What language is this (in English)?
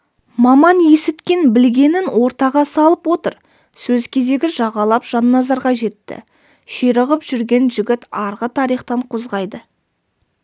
Kazakh